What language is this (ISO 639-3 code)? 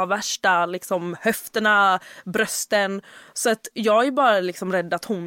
swe